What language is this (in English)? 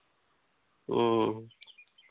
Santali